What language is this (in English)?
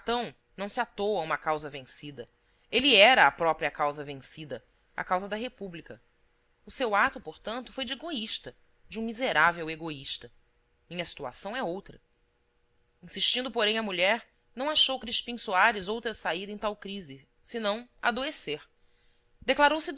Portuguese